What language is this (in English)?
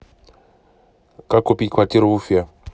Russian